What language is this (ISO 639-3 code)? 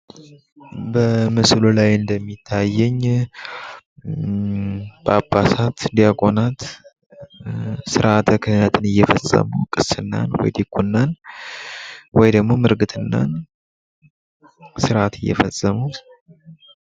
amh